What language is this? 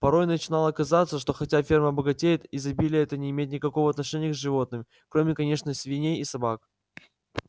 Russian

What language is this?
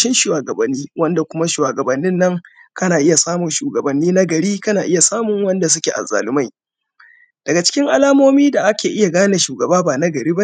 Hausa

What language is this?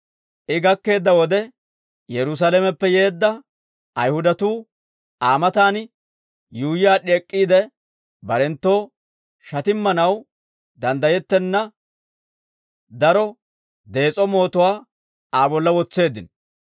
Dawro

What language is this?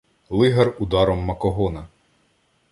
Ukrainian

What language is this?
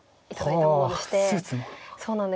Japanese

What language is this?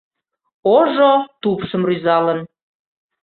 Mari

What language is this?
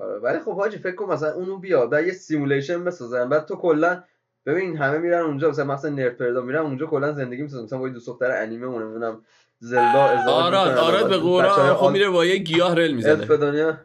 Persian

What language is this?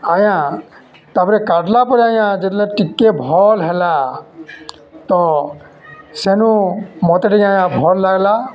Odia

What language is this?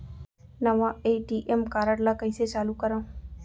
Chhattisgarhi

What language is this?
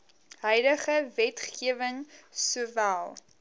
Afrikaans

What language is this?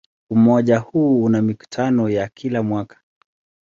Swahili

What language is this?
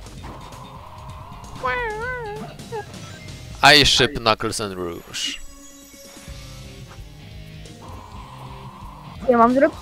Polish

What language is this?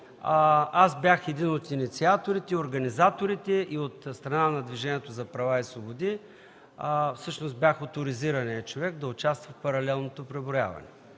Bulgarian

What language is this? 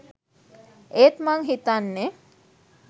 Sinhala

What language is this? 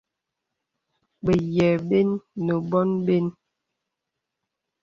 Bebele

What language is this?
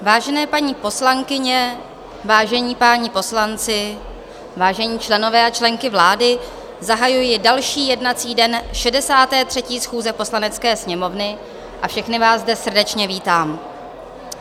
Czech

